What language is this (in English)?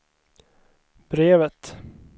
Swedish